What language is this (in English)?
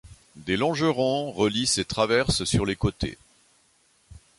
French